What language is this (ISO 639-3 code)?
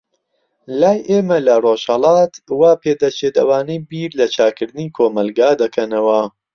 ckb